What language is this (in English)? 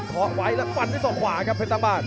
Thai